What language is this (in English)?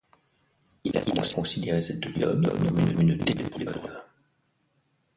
French